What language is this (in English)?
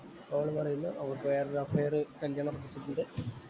Malayalam